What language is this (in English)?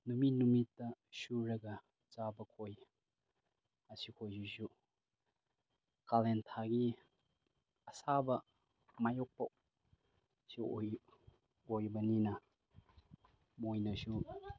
Manipuri